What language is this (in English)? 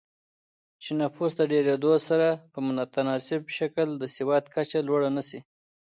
Pashto